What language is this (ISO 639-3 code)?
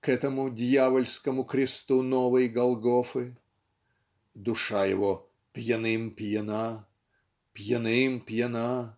rus